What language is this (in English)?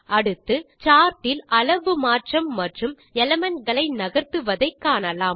Tamil